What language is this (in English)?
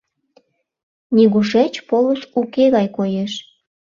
Mari